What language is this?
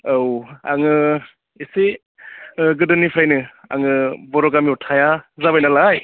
Bodo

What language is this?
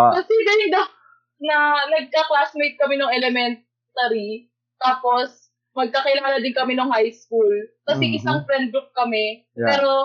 Filipino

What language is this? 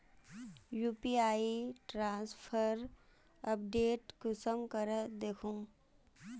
Magahi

